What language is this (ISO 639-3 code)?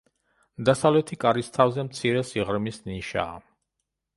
kat